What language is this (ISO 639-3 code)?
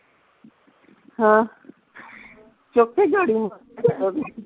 pan